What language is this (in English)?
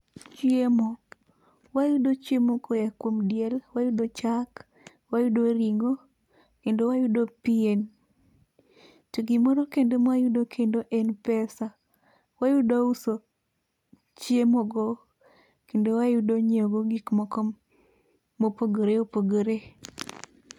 Luo (Kenya and Tanzania)